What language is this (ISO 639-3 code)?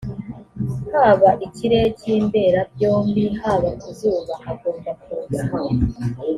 kin